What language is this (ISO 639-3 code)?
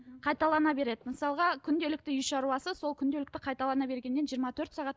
kaz